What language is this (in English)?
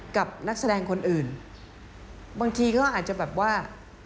Thai